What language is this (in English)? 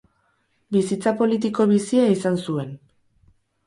Basque